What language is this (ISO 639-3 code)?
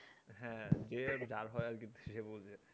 ben